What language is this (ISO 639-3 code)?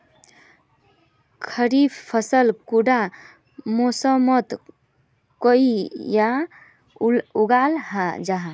mag